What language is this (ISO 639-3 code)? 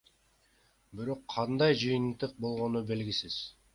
kir